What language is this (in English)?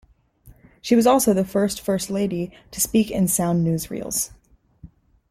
English